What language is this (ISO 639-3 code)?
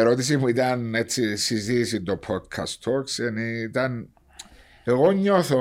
ell